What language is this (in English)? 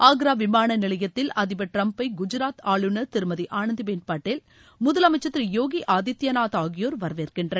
Tamil